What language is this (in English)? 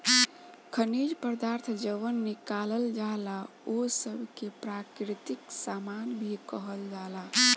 Bhojpuri